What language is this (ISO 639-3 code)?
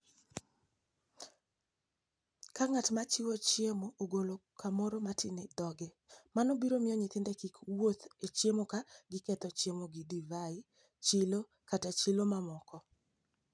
luo